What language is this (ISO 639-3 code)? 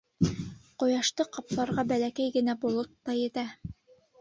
bak